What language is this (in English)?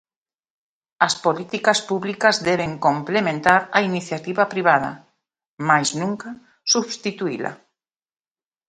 Galician